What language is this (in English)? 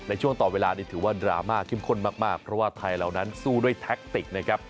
Thai